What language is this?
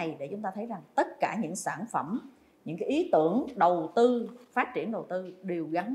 Vietnamese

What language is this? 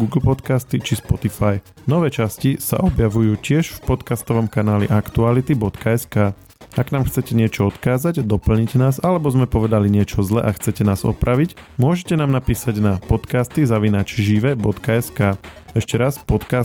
Slovak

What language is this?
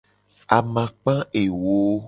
Gen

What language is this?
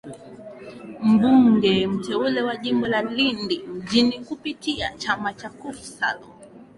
Swahili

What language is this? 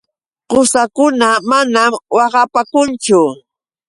Yauyos Quechua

